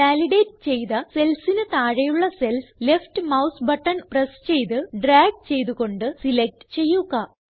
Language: Malayalam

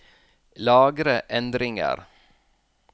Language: Norwegian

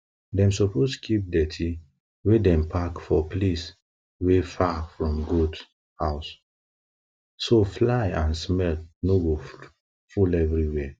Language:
Nigerian Pidgin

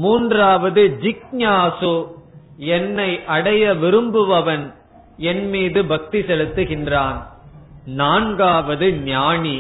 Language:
Tamil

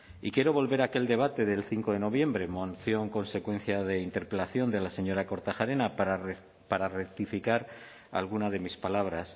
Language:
Spanish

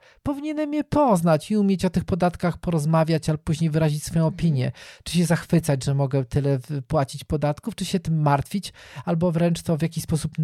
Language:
Polish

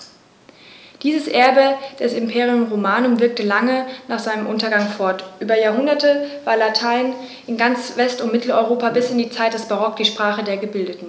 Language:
German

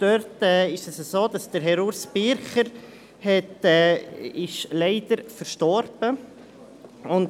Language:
Swiss German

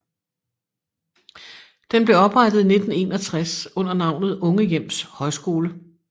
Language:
Danish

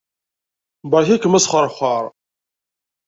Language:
Kabyle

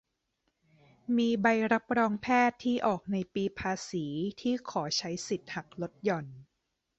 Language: Thai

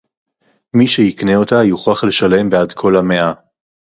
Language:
Hebrew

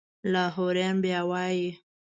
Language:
Pashto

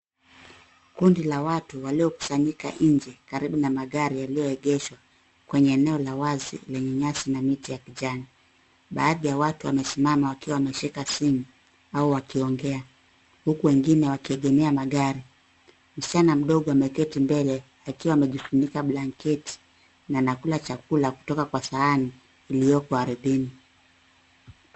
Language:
Swahili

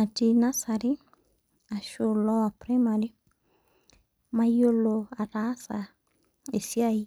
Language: Masai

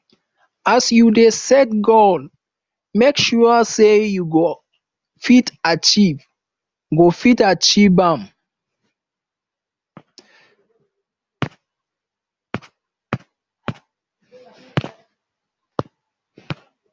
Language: Nigerian Pidgin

